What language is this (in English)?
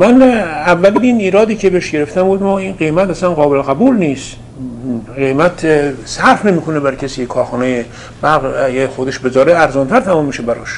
Persian